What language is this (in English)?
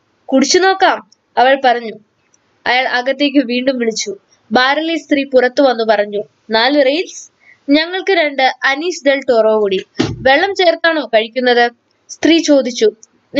Malayalam